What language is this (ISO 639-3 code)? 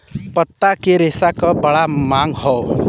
bho